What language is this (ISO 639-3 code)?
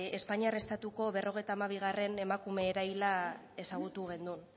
eus